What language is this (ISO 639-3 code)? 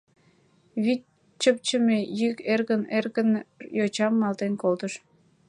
chm